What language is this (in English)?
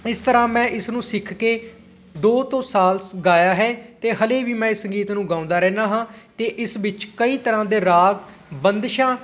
Punjabi